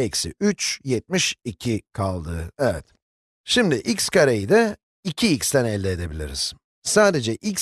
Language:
Turkish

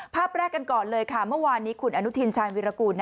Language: Thai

